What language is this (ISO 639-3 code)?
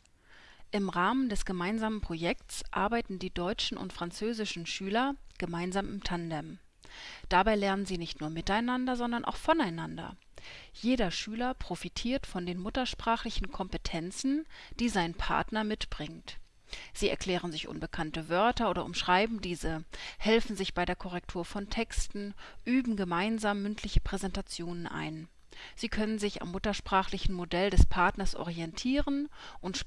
deu